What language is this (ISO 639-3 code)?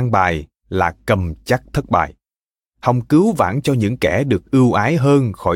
vie